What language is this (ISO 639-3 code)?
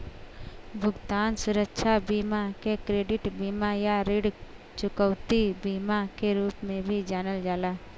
bho